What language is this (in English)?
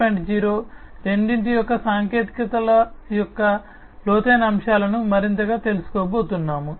Telugu